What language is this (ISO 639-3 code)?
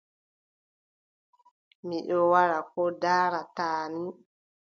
fub